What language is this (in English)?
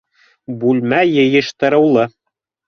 Bashkir